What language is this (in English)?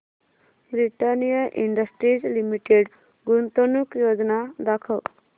Marathi